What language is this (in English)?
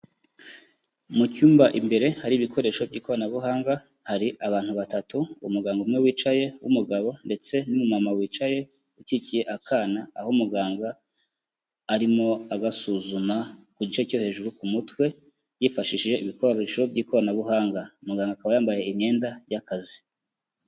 Kinyarwanda